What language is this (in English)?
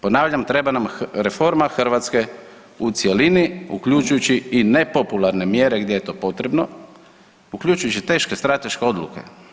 Croatian